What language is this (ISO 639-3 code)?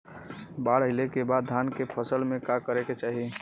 bho